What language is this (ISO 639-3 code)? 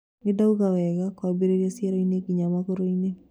kik